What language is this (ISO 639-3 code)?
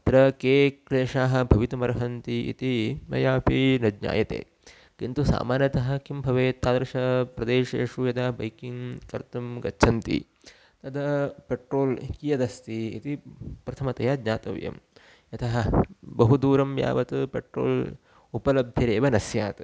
san